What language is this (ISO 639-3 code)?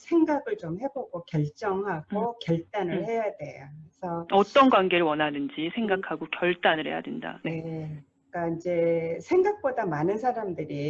kor